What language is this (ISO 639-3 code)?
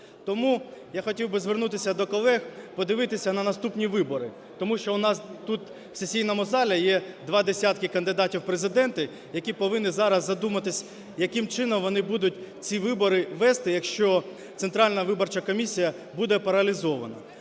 ukr